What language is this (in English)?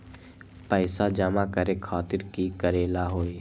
Magahi